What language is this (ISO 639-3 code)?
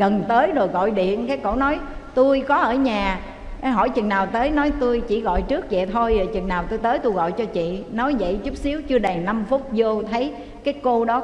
vie